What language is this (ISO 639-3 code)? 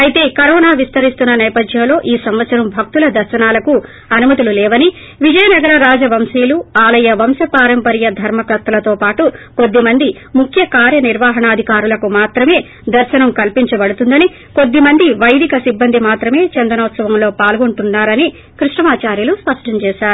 tel